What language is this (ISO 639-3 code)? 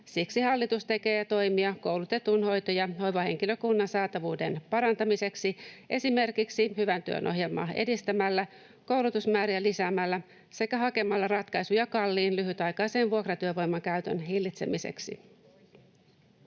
fin